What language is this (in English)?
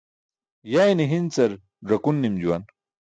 Burushaski